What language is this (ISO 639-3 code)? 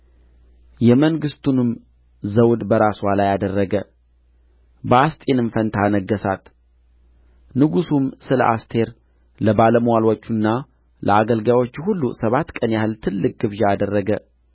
amh